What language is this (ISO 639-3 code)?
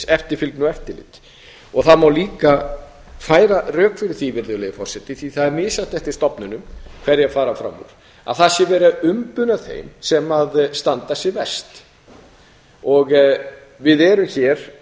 isl